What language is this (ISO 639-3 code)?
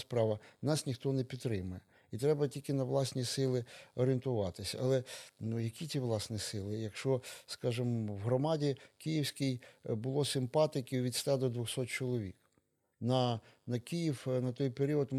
ukr